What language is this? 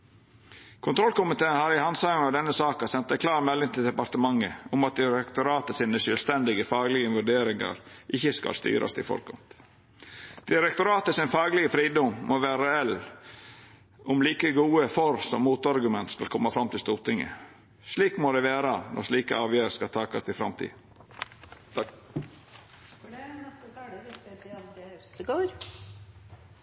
Norwegian Nynorsk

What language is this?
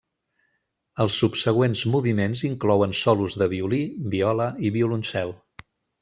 Catalan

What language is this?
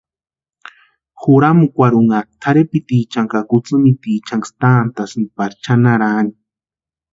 Western Highland Purepecha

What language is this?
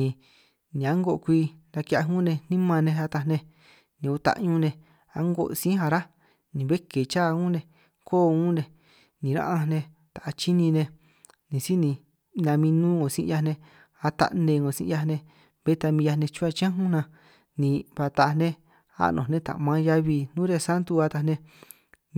San Martín Itunyoso Triqui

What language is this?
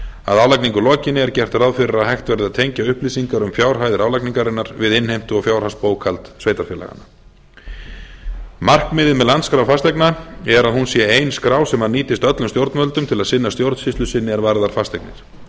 Icelandic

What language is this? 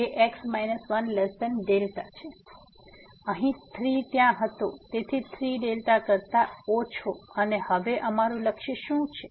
Gujarati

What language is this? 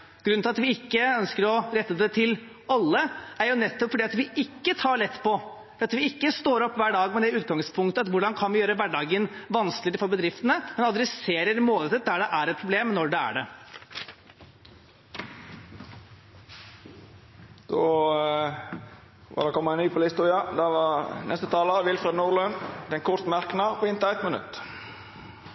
Norwegian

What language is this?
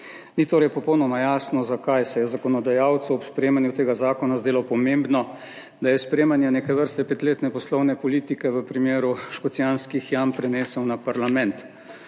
Slovenian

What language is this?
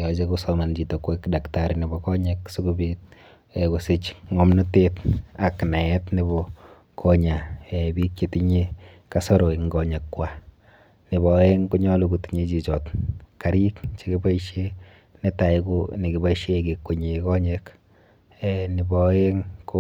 Kalenjin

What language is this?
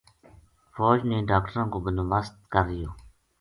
Gujari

